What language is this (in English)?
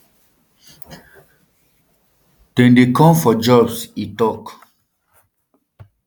Nigerian Pidgin